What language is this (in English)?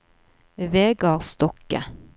Norwegian